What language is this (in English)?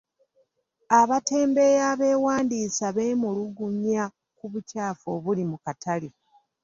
Ganda